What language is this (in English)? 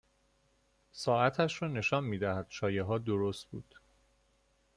Persian